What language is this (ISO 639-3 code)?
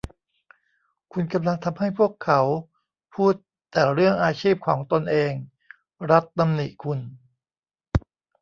tha